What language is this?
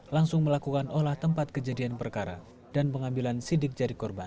Indonesian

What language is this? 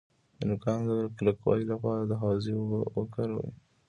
Pashto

